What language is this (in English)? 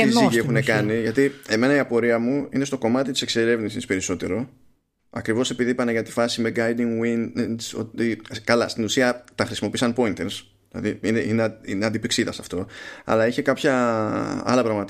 Greek